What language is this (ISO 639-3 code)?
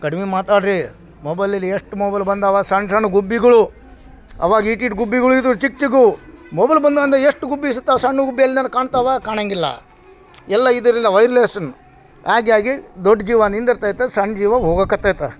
kan